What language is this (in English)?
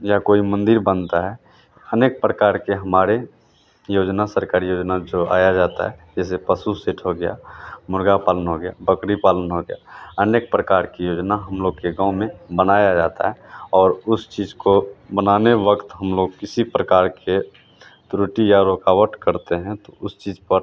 Hindi